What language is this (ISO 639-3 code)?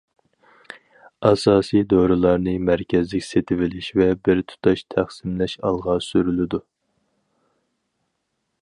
uig